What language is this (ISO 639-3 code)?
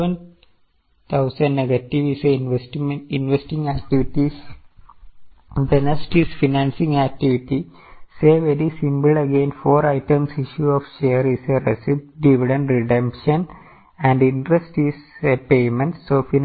mal